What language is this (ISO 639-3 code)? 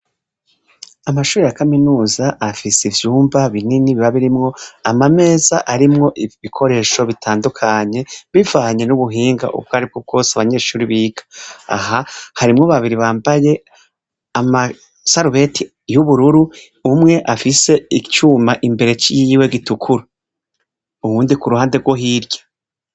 run